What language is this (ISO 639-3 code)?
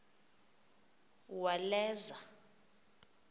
xho